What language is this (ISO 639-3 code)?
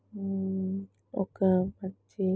tel